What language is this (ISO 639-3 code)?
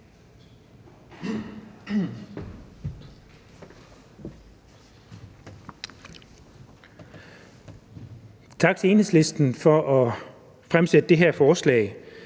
dan